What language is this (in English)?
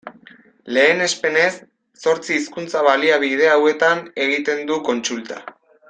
Basque